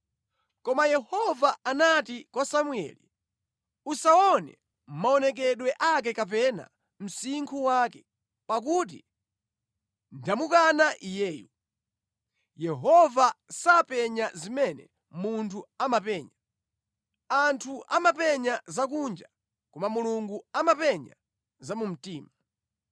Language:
Nyanja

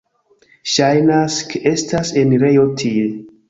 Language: Esperanto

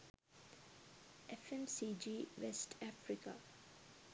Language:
Sinhala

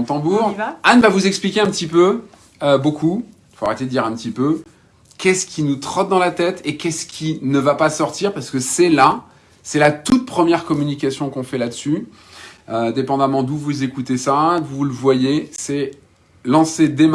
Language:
French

